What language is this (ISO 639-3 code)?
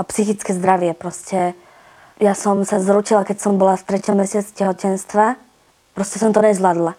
slk